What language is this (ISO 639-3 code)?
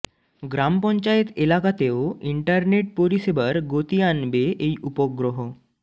ben